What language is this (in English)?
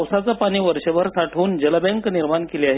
Marathi